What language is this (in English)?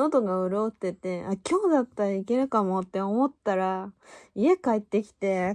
Japanese